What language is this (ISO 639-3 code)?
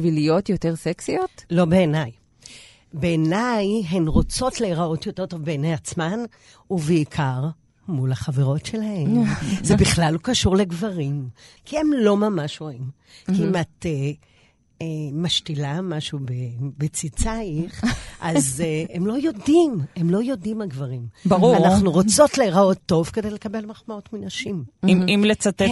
heb